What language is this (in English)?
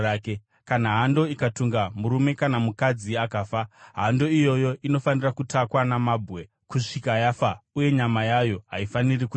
Shona